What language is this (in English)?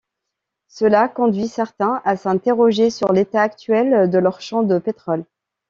French